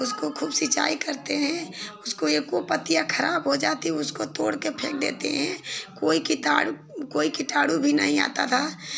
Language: Hindi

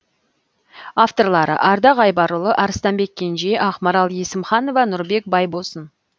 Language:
Kazakh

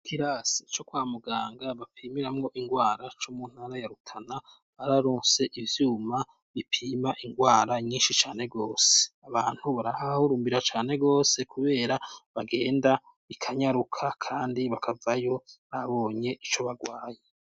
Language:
Rundi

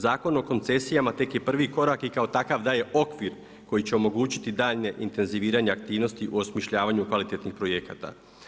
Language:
Croatian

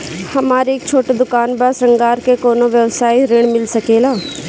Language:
Bhojpuri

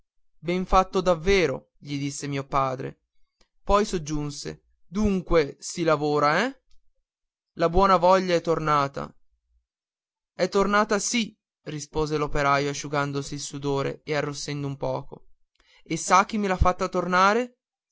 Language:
Italian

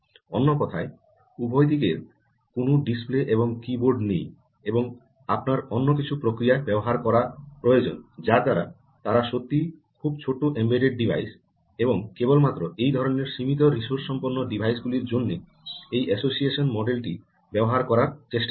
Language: Bangla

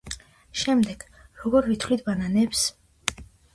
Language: Georgian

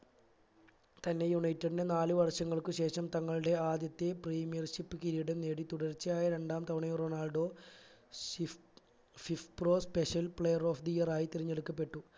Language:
Malayalam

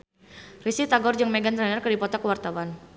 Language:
Sundanese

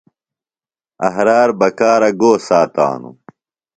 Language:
Phalura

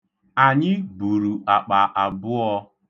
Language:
Igbo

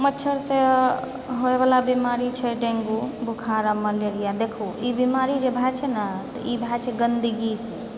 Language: Maithili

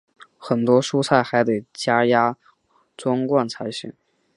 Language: Chinese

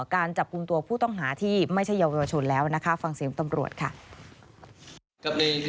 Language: Thai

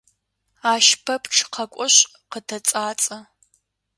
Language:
Adyghe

